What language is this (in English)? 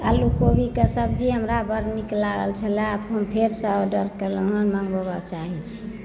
Maithili